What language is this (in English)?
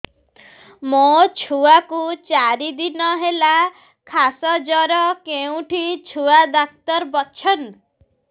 Odia